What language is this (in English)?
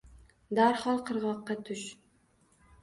Uzbek